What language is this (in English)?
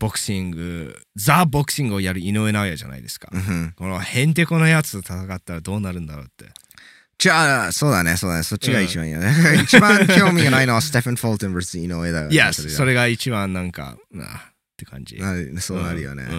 Japanese